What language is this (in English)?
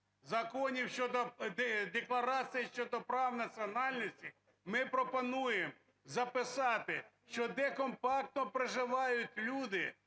Ukrainian